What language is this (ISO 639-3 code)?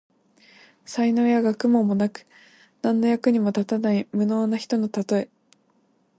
jpn